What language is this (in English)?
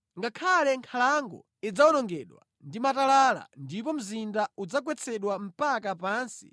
Nyanja